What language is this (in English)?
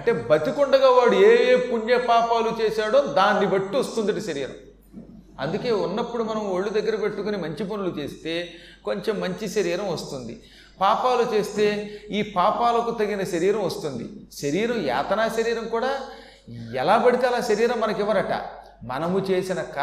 Telugu